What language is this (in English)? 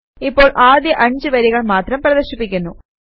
Malayalam